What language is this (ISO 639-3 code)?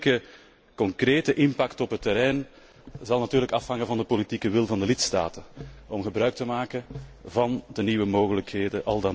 nld